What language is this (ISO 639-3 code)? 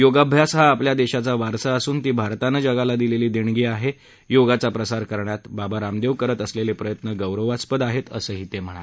mar